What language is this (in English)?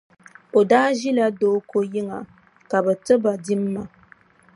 Dagbani